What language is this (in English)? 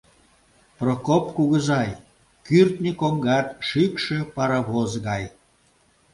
Mari